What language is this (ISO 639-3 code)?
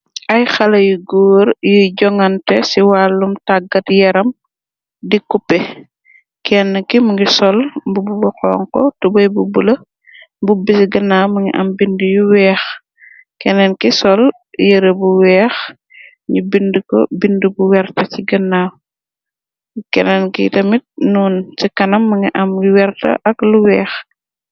wol